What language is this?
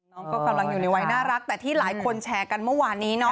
Thai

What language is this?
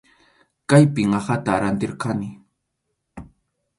Arequipa-La Unión Quechua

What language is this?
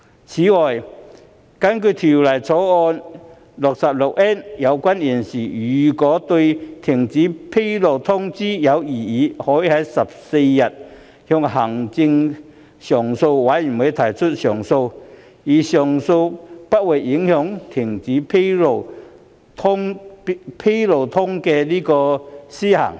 Cantonese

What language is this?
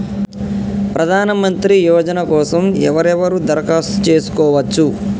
Telugu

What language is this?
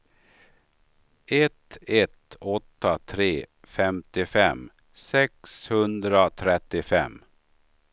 Swedish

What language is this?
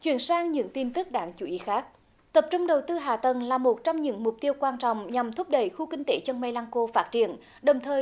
Vietnamese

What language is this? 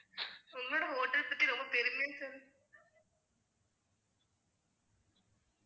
Tamil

